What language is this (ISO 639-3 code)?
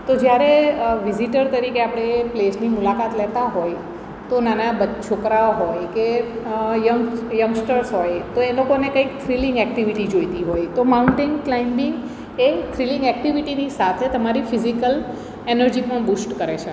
guj